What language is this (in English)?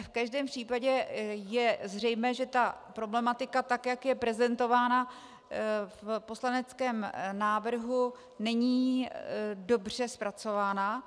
Czech